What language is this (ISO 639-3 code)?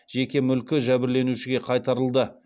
kaz